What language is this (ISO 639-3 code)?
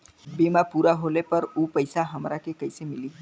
bho